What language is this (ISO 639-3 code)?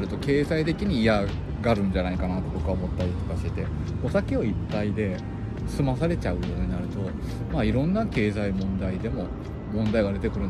jpn